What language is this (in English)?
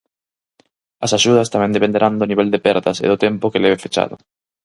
Galician